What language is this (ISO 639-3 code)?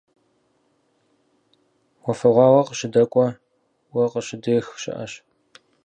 kbd